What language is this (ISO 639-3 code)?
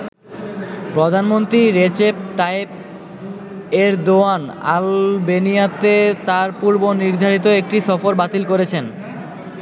ben